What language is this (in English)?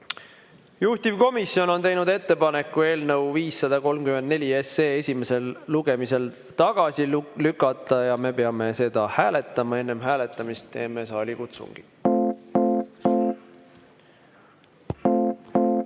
Estonian